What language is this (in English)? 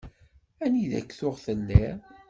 Kabyle